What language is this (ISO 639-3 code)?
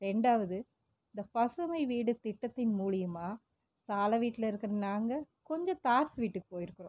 tam